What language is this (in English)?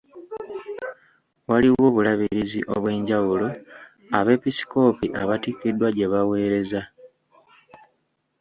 Ganda